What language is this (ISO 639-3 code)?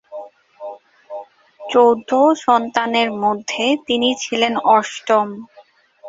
ben